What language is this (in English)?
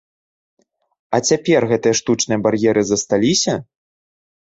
Belarusian